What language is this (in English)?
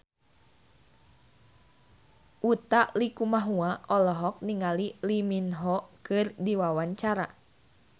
Sundanese